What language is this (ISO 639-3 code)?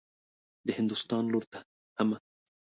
pus